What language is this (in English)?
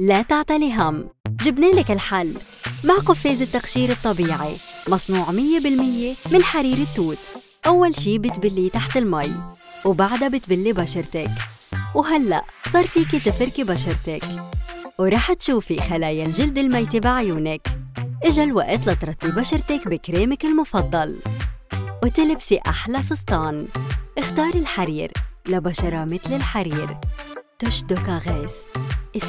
Arabic